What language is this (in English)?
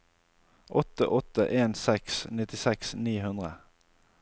Norwegian